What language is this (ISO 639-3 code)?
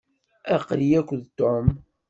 kab